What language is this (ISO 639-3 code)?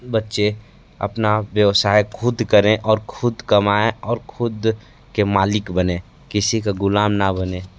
hin